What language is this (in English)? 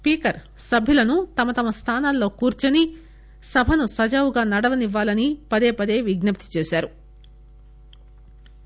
Telugu